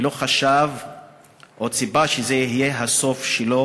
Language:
Hebrew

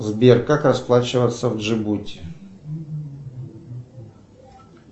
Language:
Russian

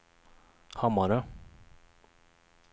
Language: Swedish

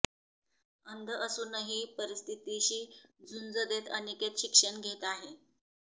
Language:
Marathi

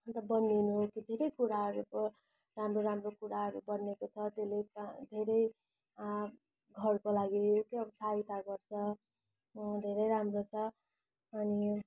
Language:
Nepali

